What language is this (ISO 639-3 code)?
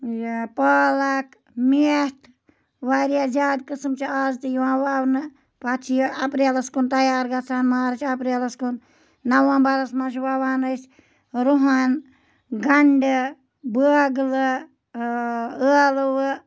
kas